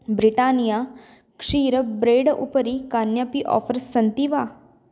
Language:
Sanskrit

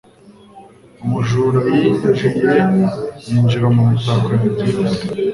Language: Kinyarwanda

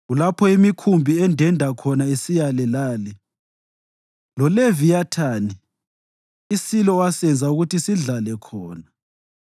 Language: North Ndebele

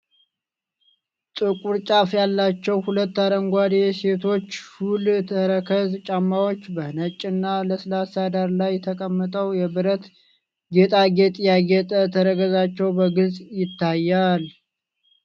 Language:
Amharic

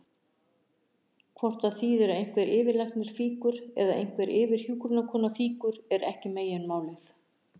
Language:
Icelandic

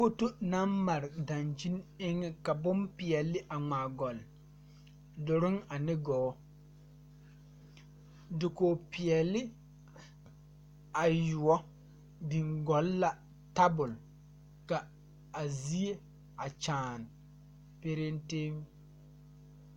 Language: Southern Dagaare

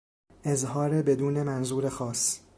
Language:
Persian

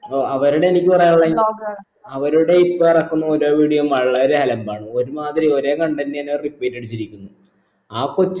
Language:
Malayalam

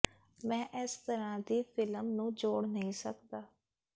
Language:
Punjabi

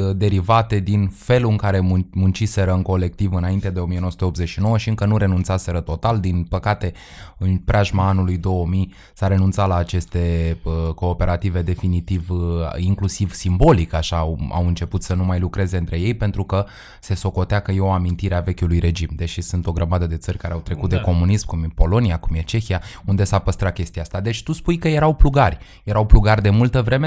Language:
Romanian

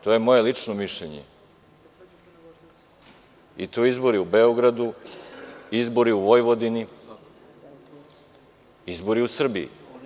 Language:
Serbian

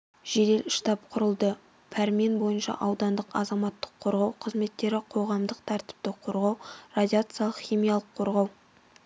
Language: Kazakh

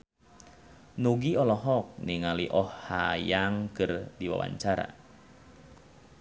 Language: Sundanese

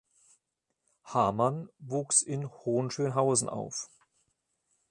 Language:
German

